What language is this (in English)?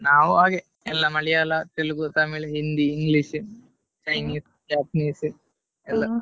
Kannada